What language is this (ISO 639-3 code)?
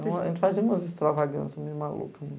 por